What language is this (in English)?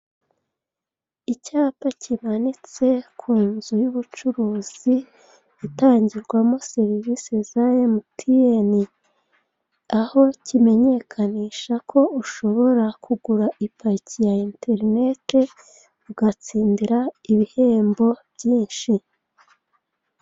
Kinyarwanda